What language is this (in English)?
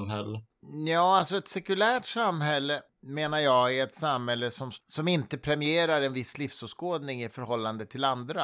Swedish